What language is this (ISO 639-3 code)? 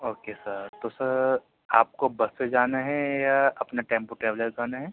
urd